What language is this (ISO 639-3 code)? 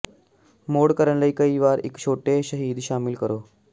pan